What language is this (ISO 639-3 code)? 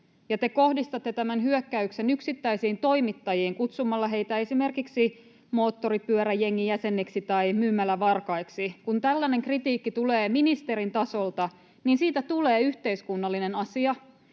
fin